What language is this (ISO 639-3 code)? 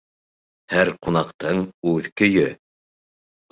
bak